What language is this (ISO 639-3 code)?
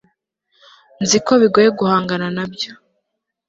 kin